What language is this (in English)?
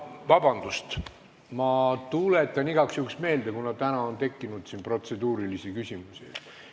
Estonian